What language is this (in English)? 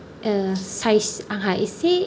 Bodo